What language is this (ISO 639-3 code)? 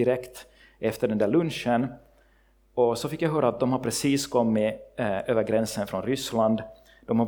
swe